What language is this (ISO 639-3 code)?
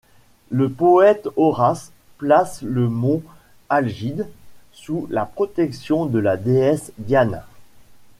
fra